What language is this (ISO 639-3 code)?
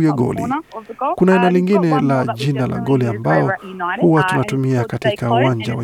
swa